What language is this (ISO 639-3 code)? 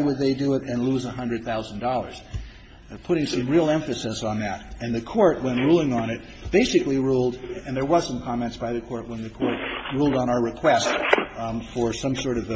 eng